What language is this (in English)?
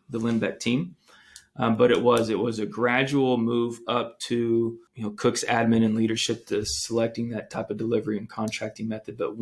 English